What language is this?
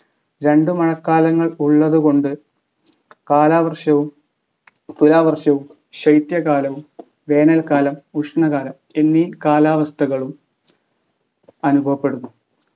Malayalam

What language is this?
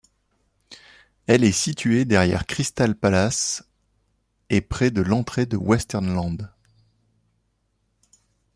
French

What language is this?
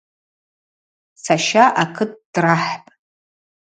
Abaza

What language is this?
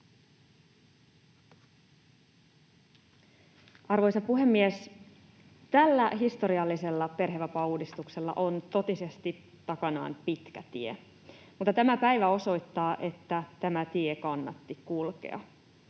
Finnish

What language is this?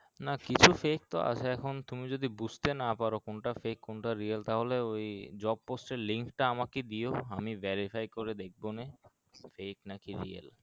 Bangla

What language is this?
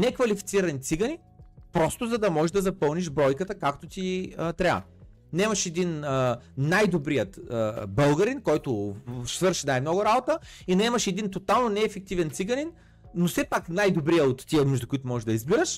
Bulgarian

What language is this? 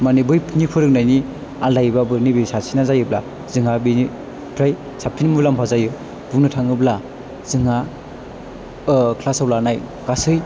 Bodo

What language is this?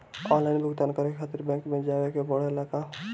Bhojpuri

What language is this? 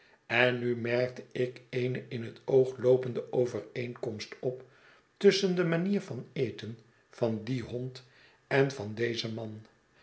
Dutch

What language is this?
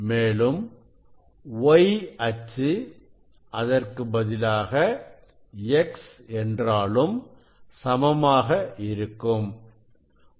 Tamil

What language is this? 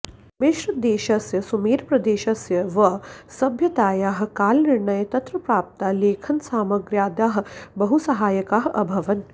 Sanskrit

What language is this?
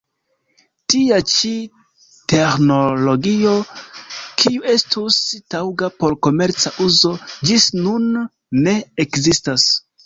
Esperanto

